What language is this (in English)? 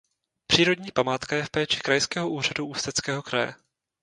Czech